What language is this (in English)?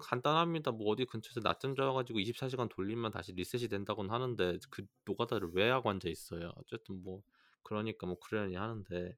Korean